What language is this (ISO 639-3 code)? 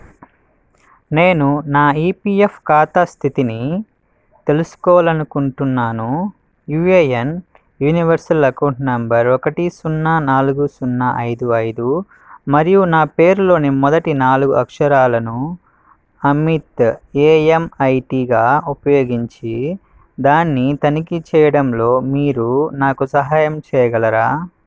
tel